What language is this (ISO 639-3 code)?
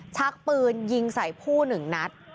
tha